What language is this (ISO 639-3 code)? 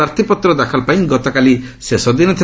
ori